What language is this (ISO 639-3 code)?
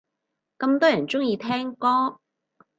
yue